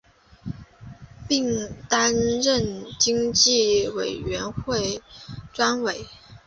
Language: Chinese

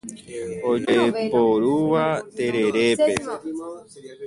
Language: Guarani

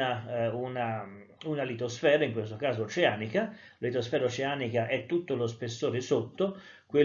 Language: Italian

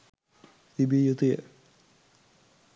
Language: Sinhala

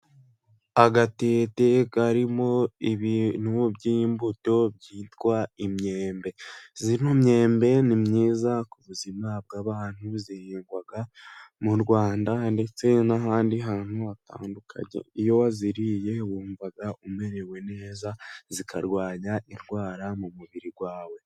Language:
Kinyarwanda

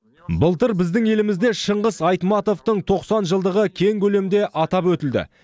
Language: Kazakh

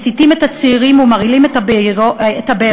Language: Hebrew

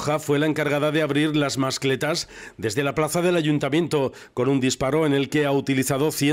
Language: Spanish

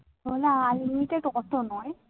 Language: Bangla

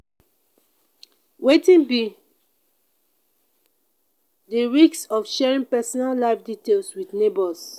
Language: Nigerian Pidgin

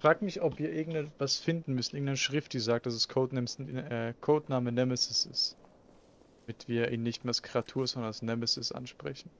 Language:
German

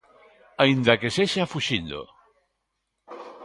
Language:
Galician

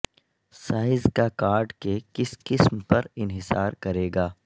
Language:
Urdu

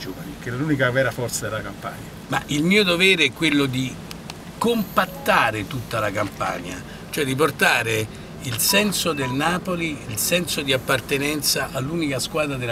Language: Italian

